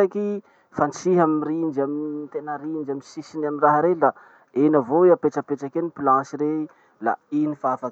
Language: Masikoro Malagasy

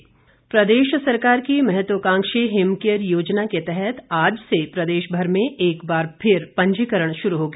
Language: Hindi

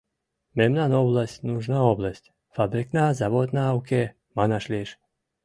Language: Mari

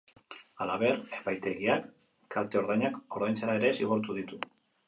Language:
Basque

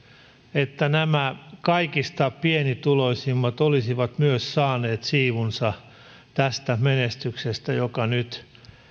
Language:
Finnish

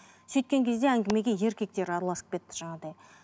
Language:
Kazakh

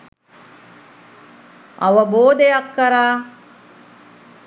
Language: Sinhala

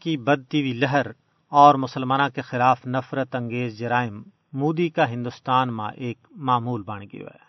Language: Urdu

